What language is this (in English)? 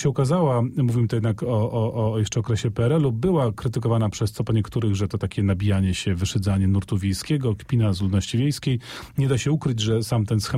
Polish